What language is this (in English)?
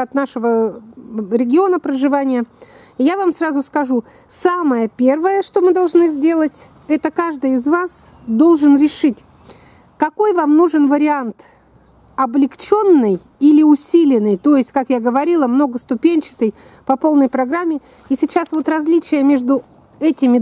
Russian